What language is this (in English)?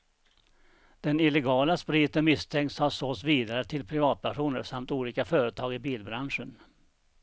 Swedish